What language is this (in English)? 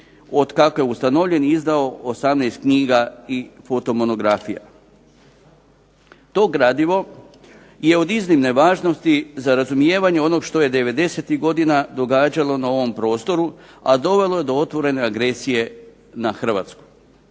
Croatian